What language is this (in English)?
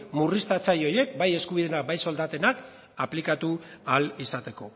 Basque